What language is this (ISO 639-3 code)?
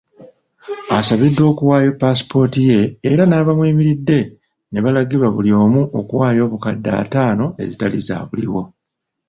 lug